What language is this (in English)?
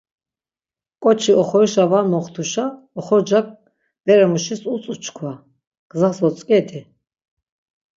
Laz